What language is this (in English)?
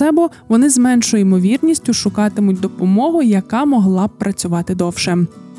Ukrainian